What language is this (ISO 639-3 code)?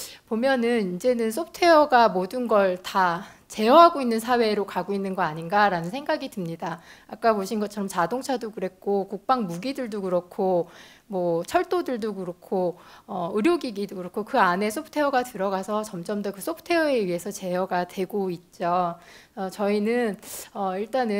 kor